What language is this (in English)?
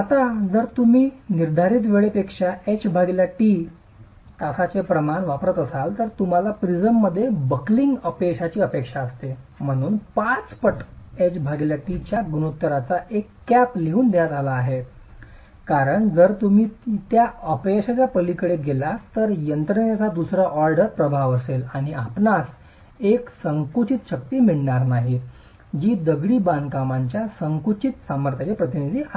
Marathi